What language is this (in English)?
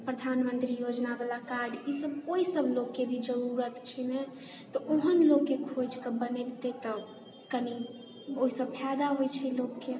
Maithili